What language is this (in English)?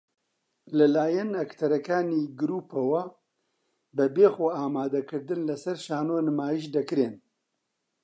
Central Kurdish